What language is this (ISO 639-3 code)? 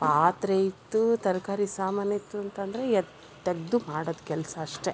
kan